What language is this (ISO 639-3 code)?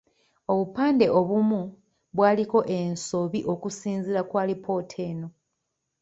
lug